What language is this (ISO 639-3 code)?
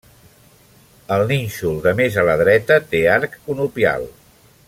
cat